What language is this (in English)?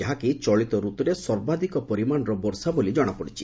Odia